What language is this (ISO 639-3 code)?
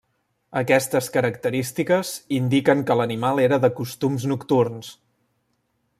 cat